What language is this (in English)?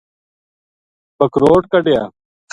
Gujari